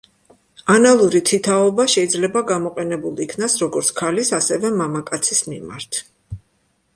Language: Georgian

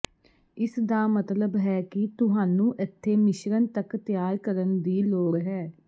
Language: Punjabi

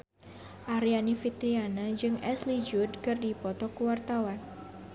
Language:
Sundanese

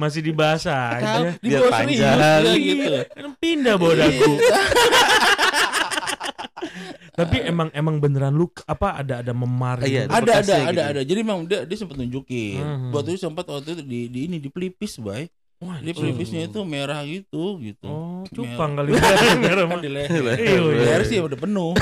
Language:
Indonesian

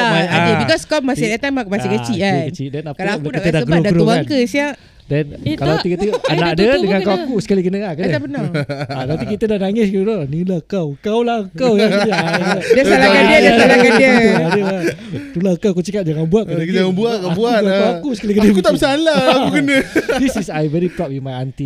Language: Malay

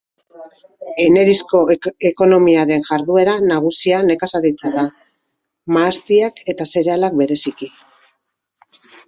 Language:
Basque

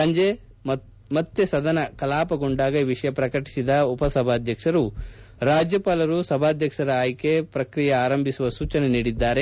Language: Kannada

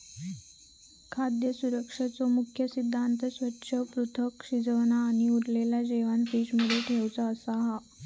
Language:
Marathi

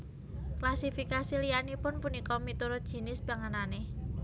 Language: Javanese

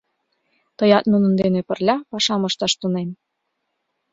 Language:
Mari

